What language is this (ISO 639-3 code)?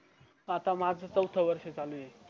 mar